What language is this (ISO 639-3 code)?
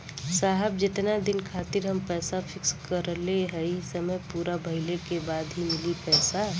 bho